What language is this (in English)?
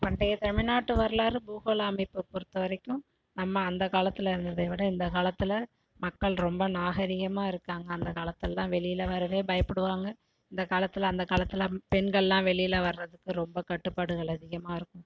Tamil